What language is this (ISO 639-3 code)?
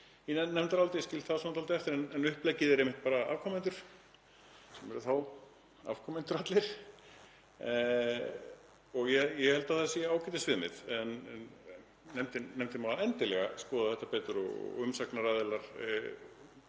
isl